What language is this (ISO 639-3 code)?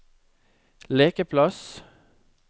nor